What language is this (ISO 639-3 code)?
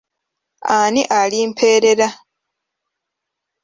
lug